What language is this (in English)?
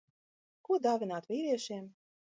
Latvian